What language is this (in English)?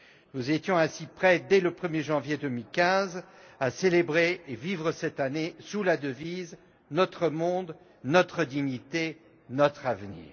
French